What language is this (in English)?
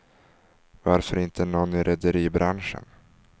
Swedish